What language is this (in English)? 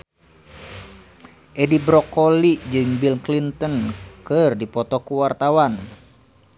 Sundanese